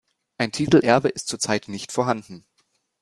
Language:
German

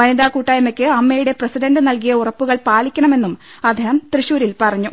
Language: Malayalam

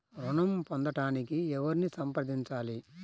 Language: Telugu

